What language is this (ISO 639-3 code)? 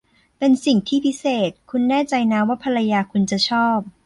tha